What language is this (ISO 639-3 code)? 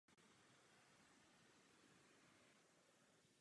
ces